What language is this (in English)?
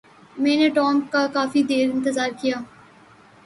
Urdu